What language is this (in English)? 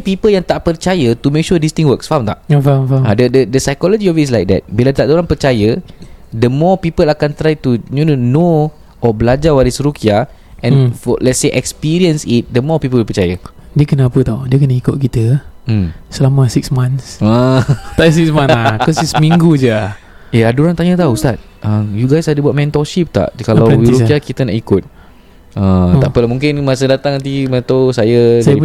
Malay